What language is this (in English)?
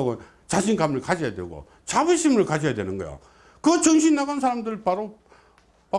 Korean